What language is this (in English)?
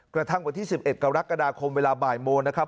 Thai